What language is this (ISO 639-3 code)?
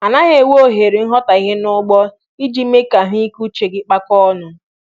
ibo